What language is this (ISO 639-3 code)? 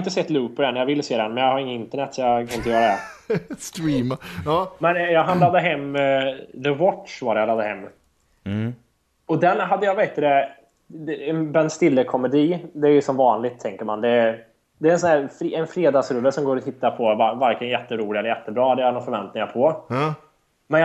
swe